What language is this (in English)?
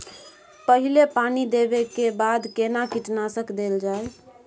Maithili